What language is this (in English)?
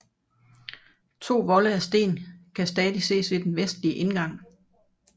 Danish